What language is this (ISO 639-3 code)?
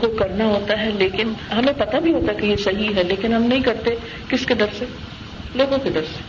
urd